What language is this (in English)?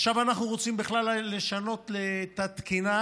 Hebrew